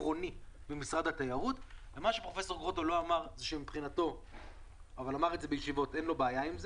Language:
Hebrew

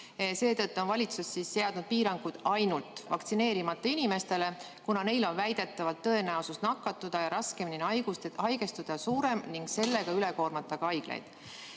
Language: Estonian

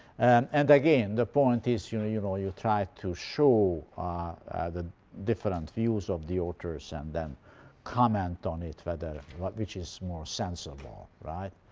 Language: English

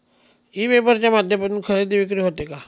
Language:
Marathi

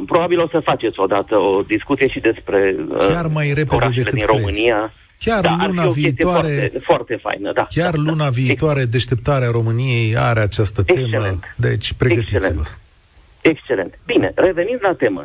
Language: Romanian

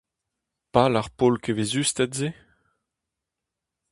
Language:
Breton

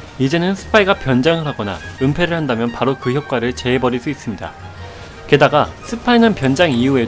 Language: Korean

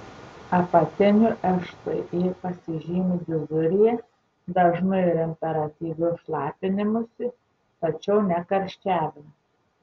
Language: Lithuanian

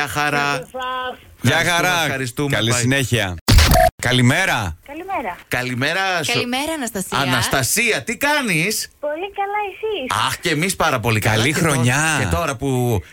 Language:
Greek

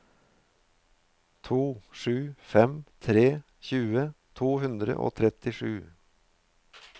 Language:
Norwegian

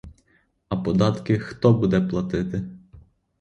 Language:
Ukrainian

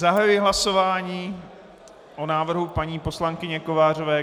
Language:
Czech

